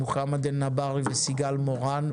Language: Hebrew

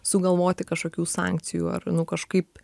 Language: Lithuanian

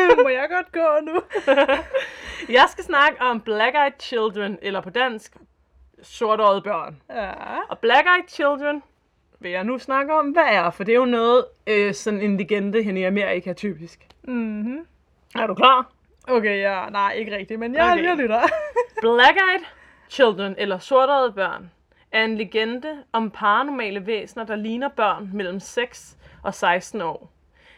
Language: Danish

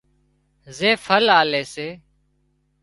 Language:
Wadiyara Koli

